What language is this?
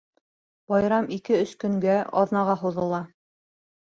Bashkir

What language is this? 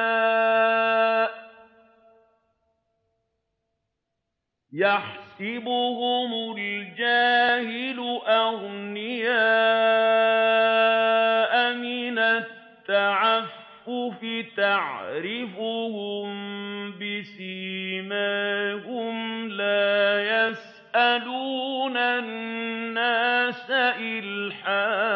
Arabic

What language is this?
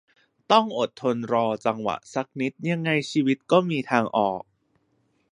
Thai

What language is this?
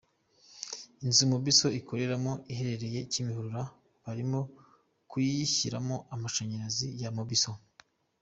Kinyarwanda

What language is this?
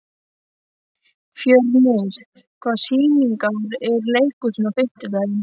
Icelandic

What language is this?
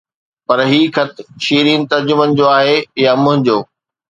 Sindhi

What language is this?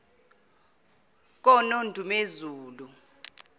Zulu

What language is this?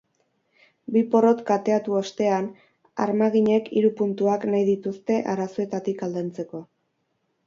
Basque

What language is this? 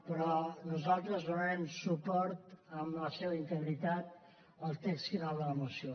Catalan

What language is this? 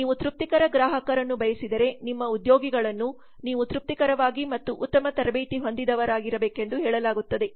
Kannada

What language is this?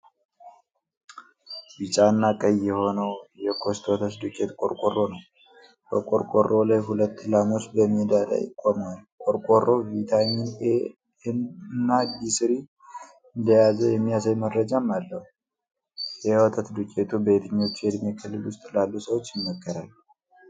Amharic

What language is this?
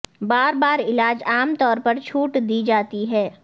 Urdu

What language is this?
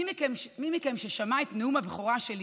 Hebrew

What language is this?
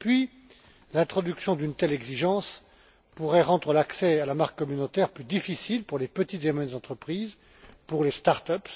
French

